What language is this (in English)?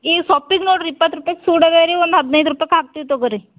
Kannada